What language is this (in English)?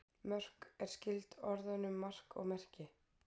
Icelandic